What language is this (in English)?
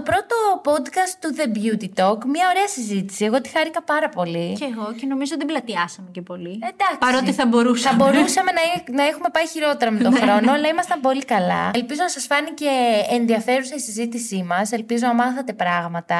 Greek